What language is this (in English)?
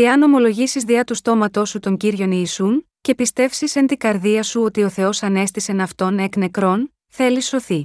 Greek